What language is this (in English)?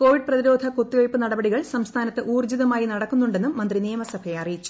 Malayalam